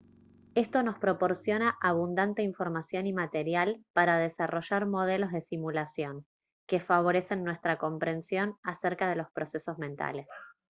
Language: Spanish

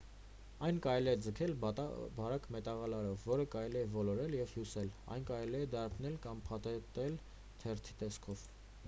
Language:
Armenian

